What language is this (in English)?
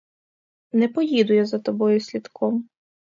Ukrainian